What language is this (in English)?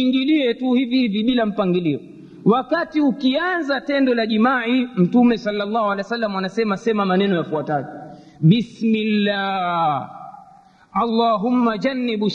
Swahili